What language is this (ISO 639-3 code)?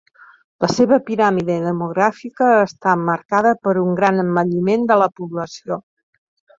cat